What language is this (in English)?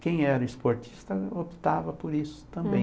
Portuguese